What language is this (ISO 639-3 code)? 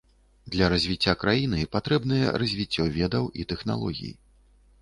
bel